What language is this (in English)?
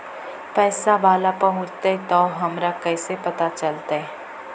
Magahi